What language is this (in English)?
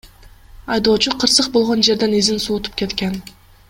Kyrgyz